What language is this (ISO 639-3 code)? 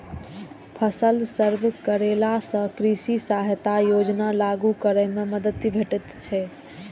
mai